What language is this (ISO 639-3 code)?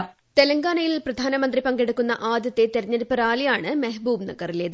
mal